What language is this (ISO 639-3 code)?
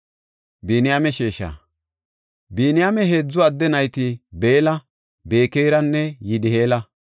gof